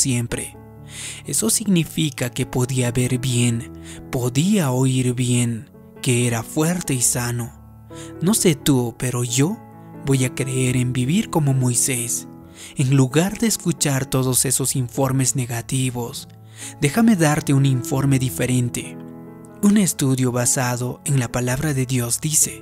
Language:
Spanish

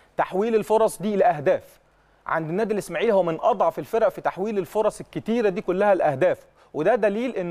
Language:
Arabic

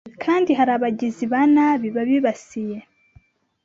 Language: Kinyarwanda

